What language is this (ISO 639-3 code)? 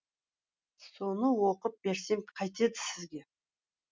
kaz